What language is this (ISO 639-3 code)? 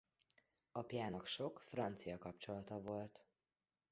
hun